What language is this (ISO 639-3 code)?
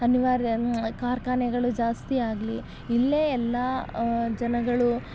kan